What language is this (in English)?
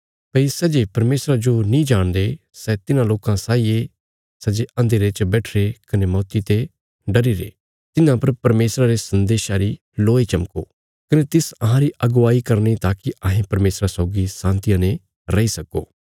Bilaspuri